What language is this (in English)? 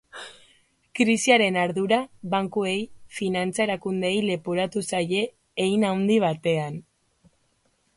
Basque